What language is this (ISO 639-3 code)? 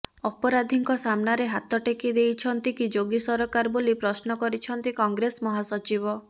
ori